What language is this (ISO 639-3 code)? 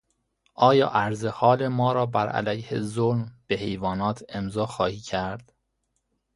fas